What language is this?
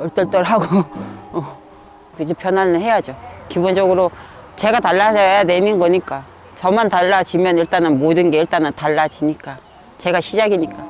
Korean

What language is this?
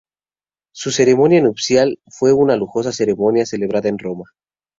Spanish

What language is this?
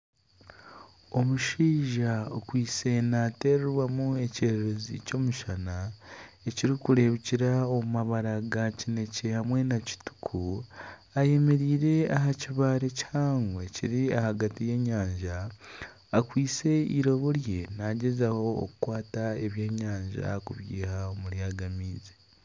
Nyankole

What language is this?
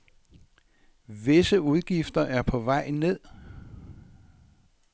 Danish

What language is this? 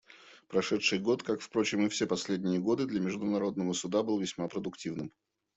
Russian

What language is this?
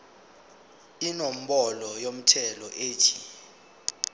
Zulu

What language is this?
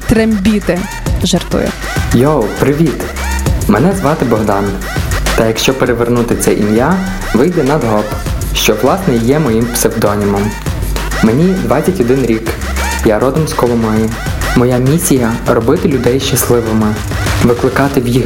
Ukrainian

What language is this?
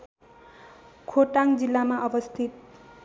Nepali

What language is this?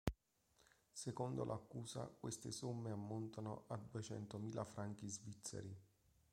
Italian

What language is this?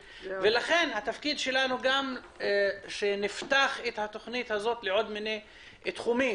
Hebrew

